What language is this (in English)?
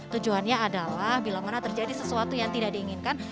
Indonesian